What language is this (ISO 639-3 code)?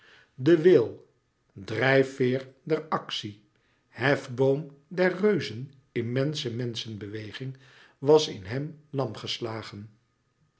nld